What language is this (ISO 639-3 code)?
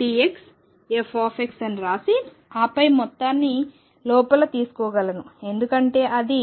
tel